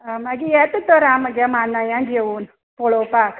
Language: Konkani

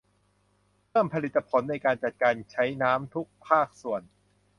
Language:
Thai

